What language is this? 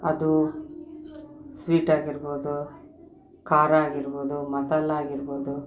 Kannada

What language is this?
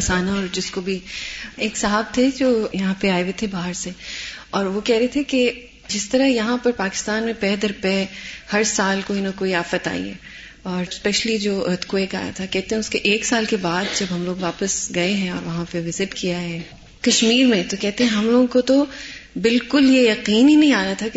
Urdu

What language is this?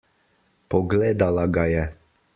Slovenian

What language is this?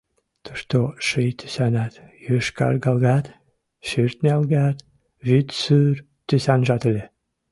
Mari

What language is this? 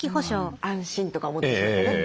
Japanese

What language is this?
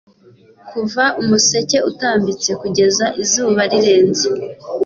Kinyarwanda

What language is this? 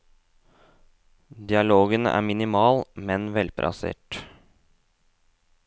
Norwegian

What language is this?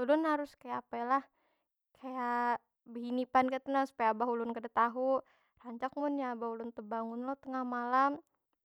Banjar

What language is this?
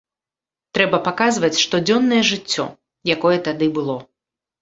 Belarusian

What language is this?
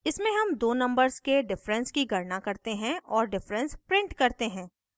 Hindi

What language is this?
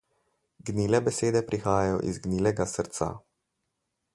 Slovenian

